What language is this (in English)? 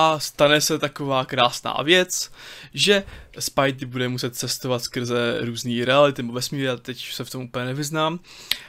Czech